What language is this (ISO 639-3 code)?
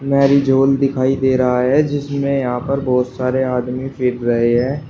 hin